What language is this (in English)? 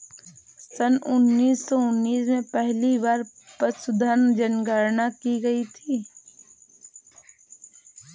Hindi